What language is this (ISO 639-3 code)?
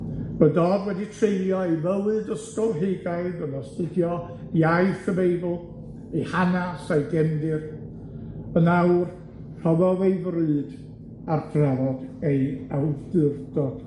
cym